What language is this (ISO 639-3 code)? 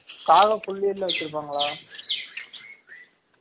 tam